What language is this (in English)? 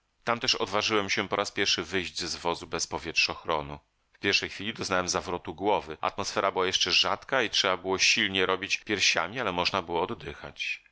Polish